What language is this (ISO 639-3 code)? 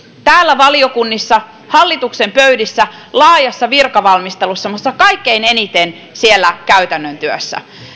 fin